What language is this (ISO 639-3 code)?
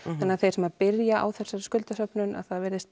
isl